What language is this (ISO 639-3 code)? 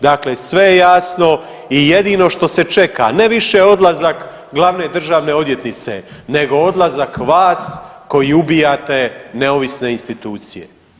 hrv